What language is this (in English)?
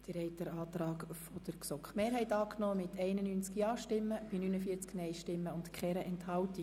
Swiss German